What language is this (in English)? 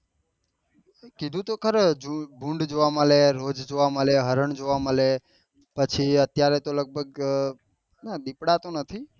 Gujarati